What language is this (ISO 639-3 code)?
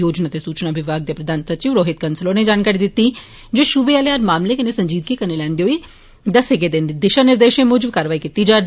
doi